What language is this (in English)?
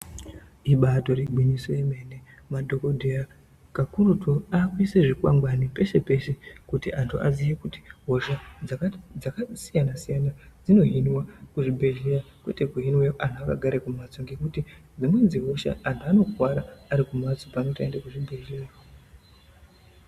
Ndau